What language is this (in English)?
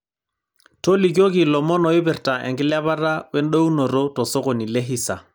Masai